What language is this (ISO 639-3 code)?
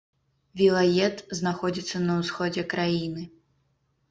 bel